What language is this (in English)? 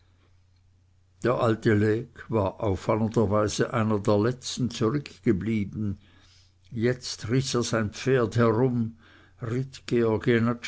German